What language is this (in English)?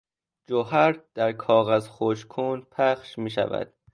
Persian